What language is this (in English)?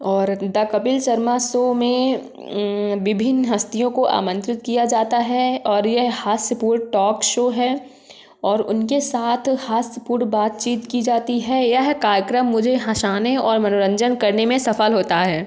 Hindi